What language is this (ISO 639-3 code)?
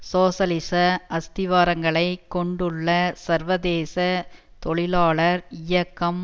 tam